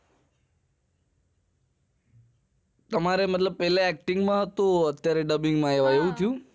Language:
Gujarati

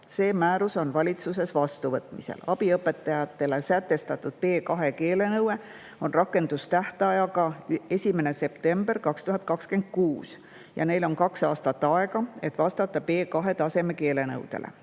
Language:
Estonian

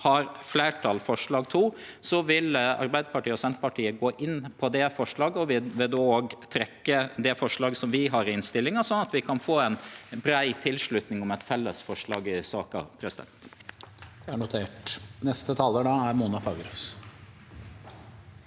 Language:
Norwegian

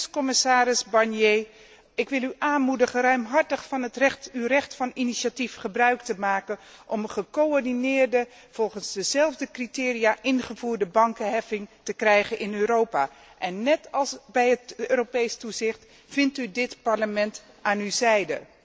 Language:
Dutch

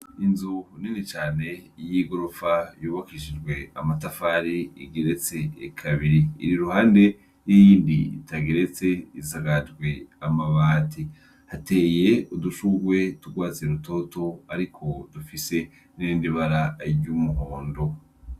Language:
Rundi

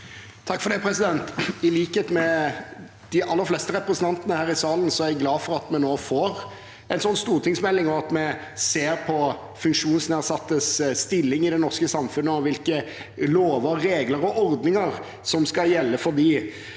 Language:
Norwegian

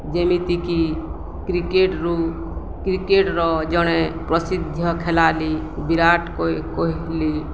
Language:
Odia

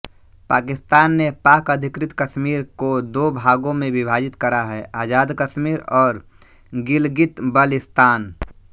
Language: Hindi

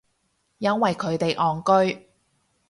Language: Cantonese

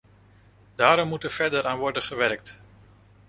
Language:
Dutch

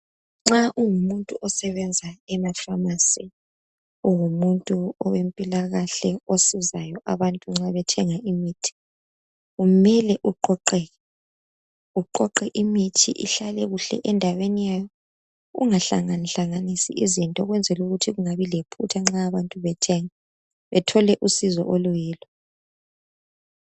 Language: North Ndebele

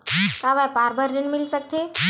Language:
Chhattisgarhi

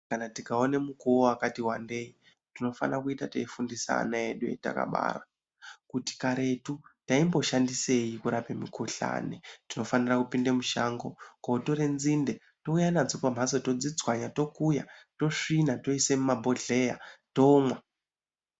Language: Ndau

